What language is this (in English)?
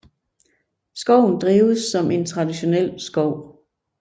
Danish